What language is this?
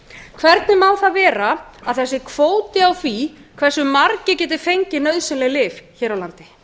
Icelandic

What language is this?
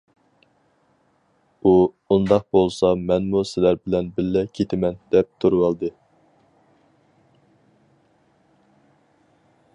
Uyghur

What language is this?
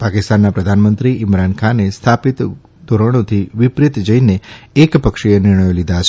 Gujarati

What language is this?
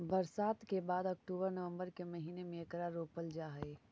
Magahi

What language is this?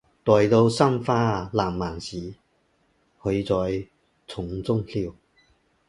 Chinese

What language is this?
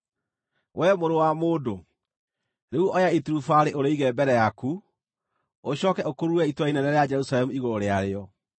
Kikuyu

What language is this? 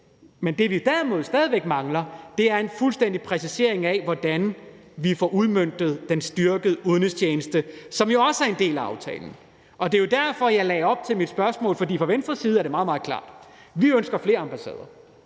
Danish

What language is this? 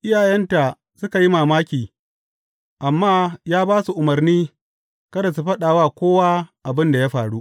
Hausa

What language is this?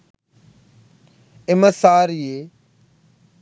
Sinhala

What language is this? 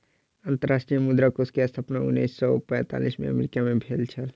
Maithili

